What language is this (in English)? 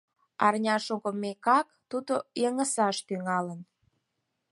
Mari